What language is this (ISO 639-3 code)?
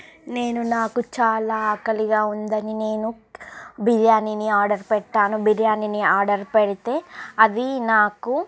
tel